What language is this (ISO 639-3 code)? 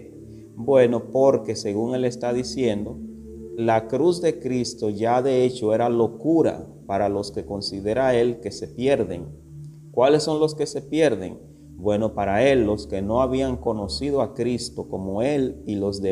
spa